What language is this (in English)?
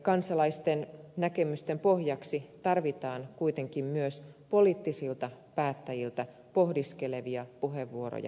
Finnish